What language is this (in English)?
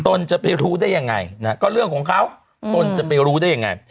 Thai